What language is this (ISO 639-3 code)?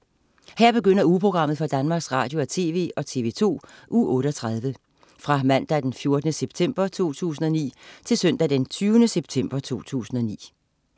dan